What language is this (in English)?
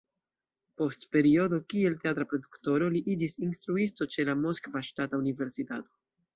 Esperanto